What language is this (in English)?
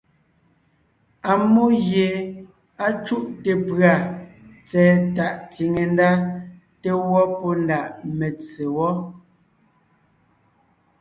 Ngiemboon